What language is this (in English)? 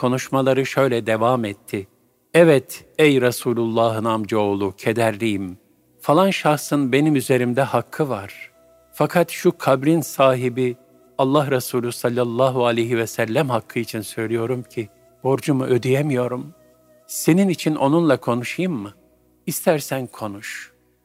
Turkish